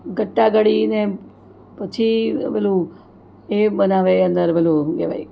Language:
Gujarati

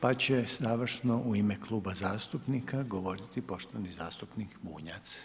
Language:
Croatian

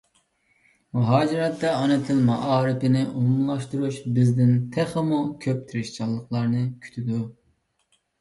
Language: Uyghur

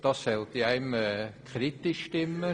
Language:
Swiss German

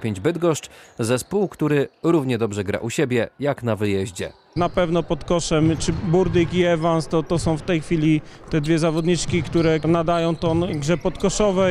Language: Polish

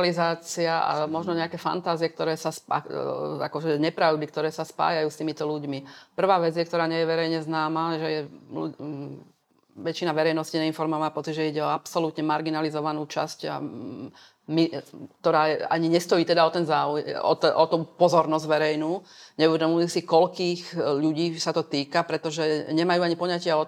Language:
Slovak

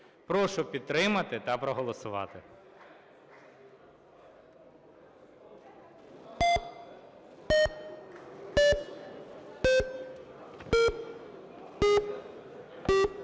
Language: Ukrainian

